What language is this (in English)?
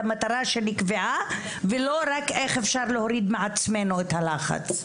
Hebrew